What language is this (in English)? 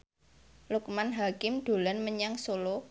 Javanese